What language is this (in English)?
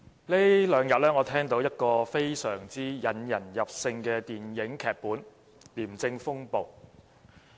Cantonese